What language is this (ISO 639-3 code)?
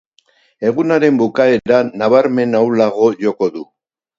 eus